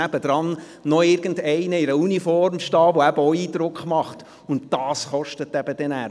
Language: Swiss German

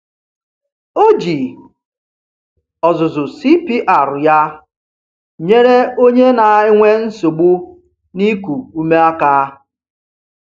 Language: Igbo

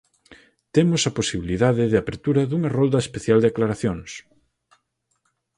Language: Galician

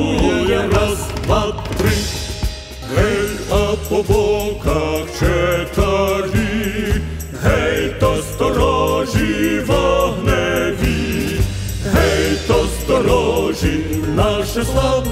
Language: Romanian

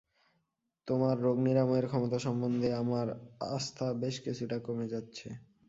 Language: Bangla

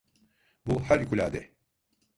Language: Turkish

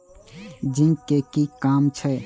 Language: Maithili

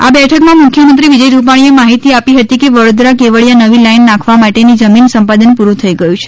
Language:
Gujarati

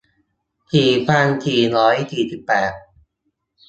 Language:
Thai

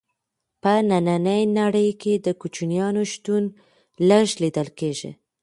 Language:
Pashto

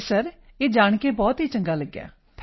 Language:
Punjabi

